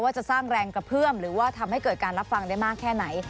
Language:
Thai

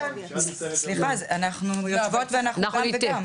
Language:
Hebrew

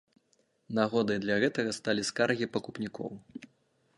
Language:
Belarusian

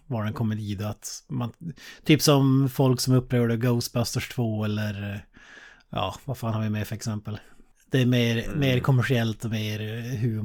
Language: Swedish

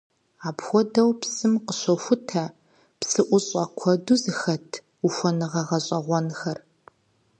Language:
Kabardian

